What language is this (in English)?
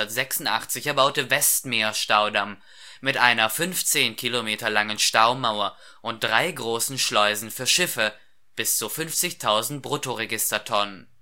German